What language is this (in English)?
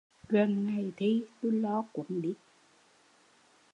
Vietnamese